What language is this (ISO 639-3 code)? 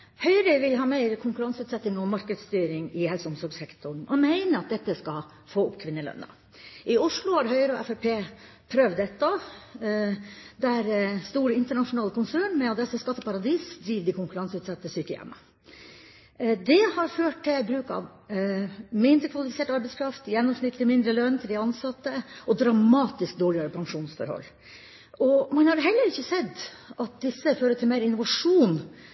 nor